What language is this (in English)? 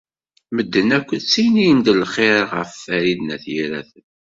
Kabyle